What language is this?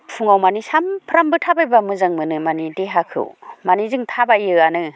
Bodo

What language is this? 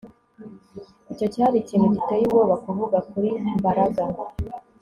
Kinyarwanda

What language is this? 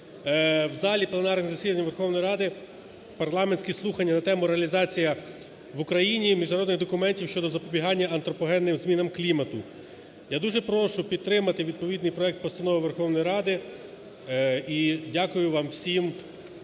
Ukrainian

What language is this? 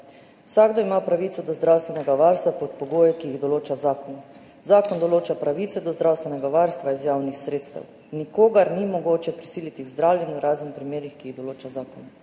Slovenian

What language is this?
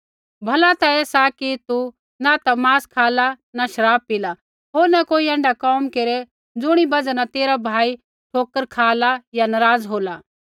Kullu Pahari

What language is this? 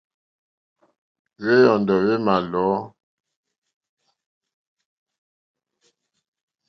Mokpwe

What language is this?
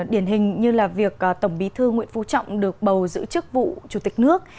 Vietnamese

